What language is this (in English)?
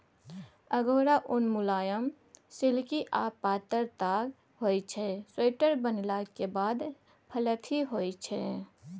Maithili